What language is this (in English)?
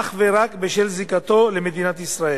Hebrew